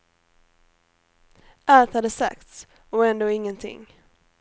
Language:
Swedish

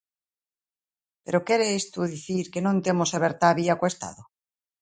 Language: Galician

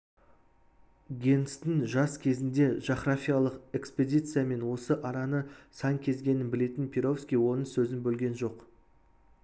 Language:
Kazakh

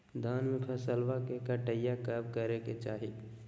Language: Magahi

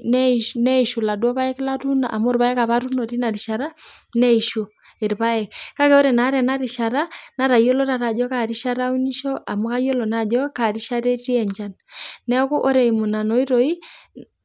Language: Masai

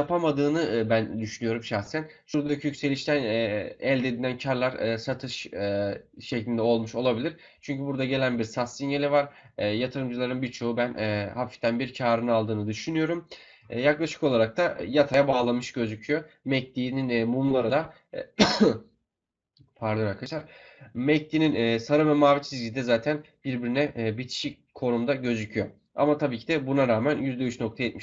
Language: Turkish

